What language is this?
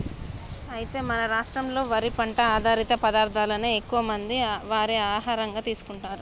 Telugu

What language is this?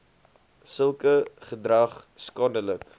Afrikaans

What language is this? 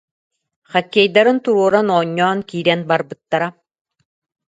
Yakut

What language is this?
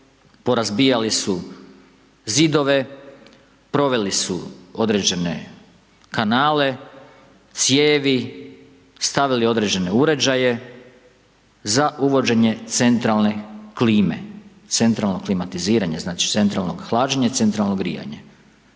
Croatian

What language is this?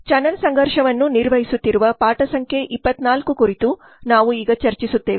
Kannada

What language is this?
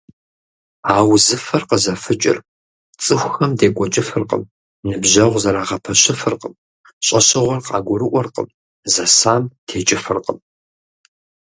Kabardian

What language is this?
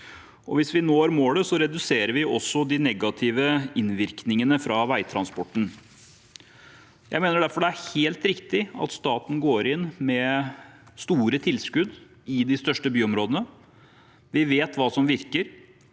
Norwegian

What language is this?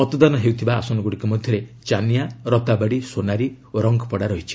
Odia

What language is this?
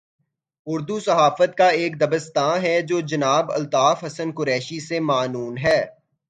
Urdu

